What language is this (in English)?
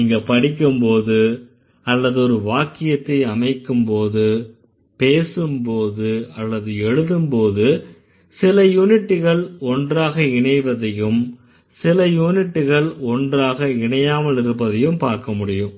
Tamil